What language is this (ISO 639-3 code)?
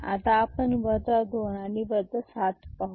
mar